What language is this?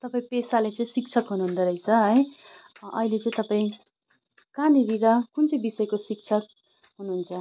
Nepali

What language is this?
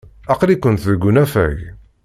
Kabyle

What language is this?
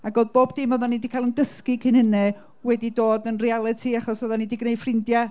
Welsh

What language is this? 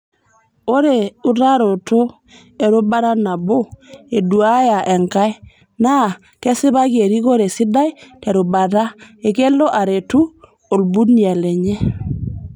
Masai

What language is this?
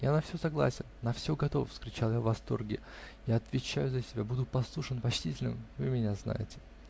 Russian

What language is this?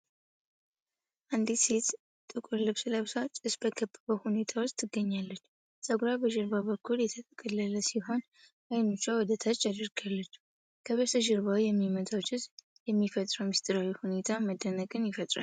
Amharic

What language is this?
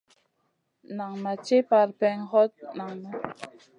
Masana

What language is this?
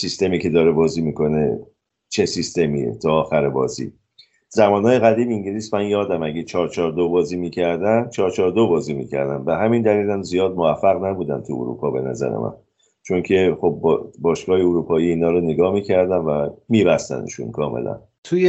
Persian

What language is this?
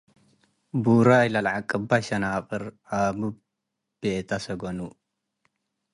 Tigre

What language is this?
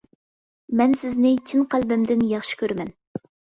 Uyghur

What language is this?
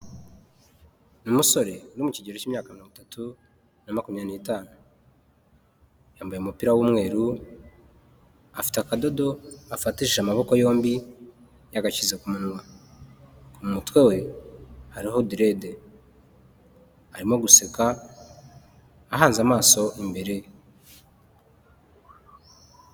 Kinyarwanda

